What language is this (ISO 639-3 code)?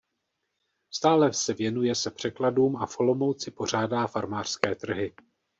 ces